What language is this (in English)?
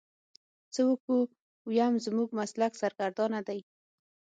Pashto